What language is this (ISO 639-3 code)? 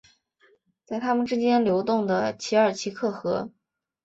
zho